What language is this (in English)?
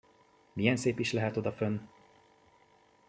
Hungarian